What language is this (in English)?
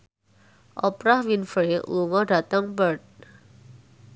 Javanese